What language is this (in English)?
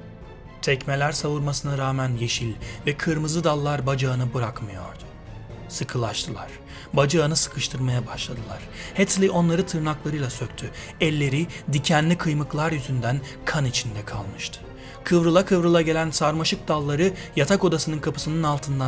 Turkish